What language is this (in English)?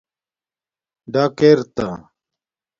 Domaaki